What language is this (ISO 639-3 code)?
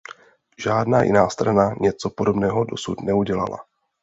ces